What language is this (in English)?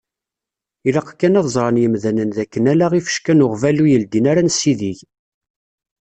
Kabyle